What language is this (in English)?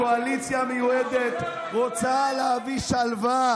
Hebrew